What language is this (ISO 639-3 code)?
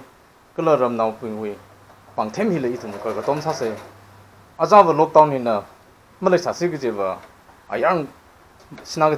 vie